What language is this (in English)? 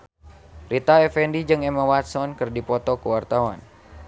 Sundanese